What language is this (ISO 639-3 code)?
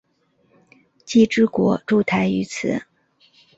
zho